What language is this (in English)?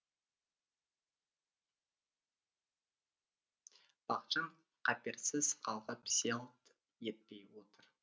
Kazakh